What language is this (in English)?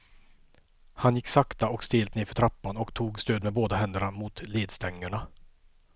Swedish